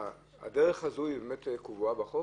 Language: Hebrew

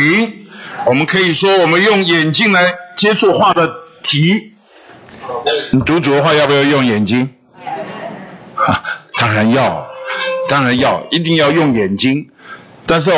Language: Chinese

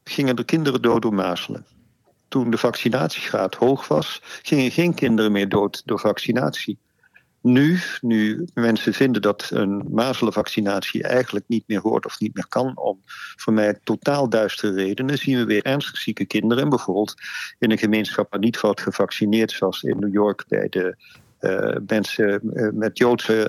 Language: Dutch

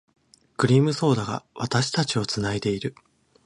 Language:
Japanese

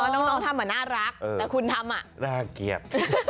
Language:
Thai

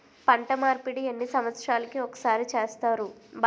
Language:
Telugu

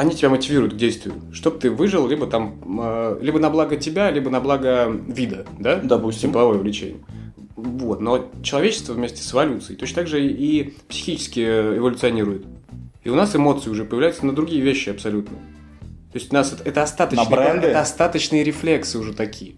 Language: Russian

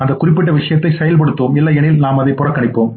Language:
Tamil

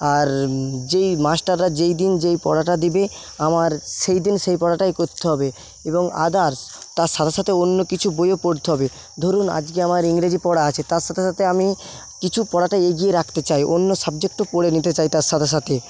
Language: Bangla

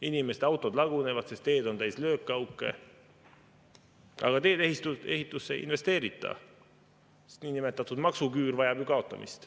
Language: Estonian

